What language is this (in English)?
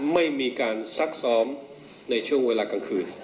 Thai